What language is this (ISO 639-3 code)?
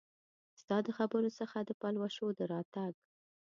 pus